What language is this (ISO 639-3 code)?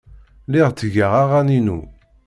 kab